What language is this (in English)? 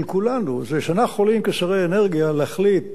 Hebrew